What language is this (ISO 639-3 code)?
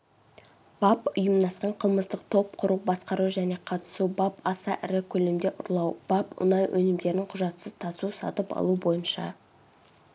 kaz